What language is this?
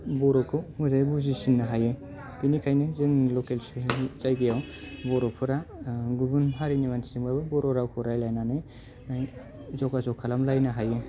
Bodo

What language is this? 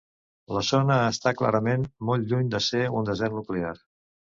Catalan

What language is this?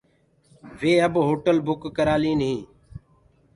Gurgula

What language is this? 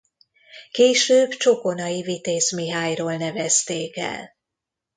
Hungarian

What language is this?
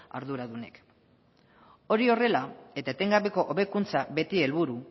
Basque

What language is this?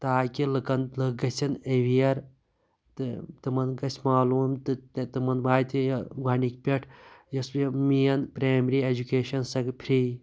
Kashmiri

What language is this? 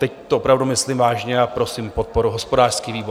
Czech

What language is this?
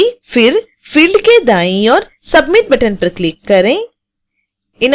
Hindi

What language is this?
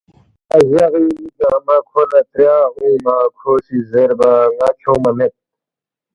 Balti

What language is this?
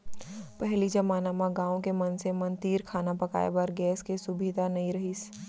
Chhattisgarhi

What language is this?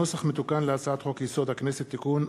Hebrew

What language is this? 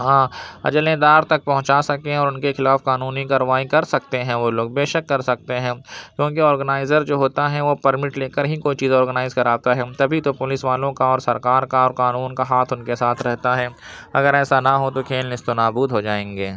Urdu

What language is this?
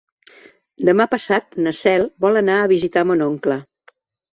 Catalan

